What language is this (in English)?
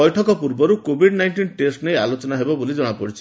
Odia